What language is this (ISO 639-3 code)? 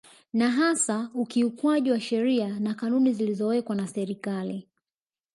swa